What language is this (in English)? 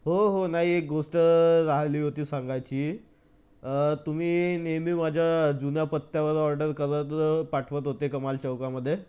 Marathi